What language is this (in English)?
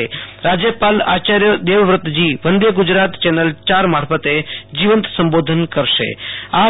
Gujarati